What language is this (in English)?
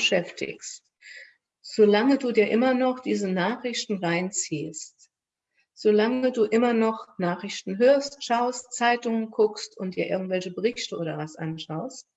German